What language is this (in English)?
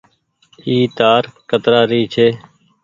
Goaria